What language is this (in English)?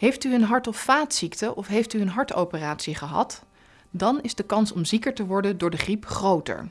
Dutch